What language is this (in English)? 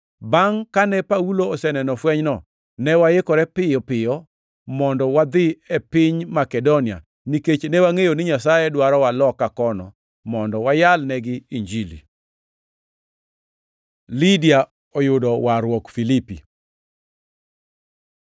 Luo (Kenya and Tanzania)